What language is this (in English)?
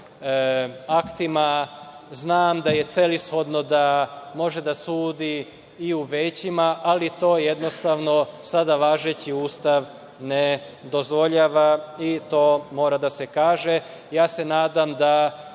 Serbian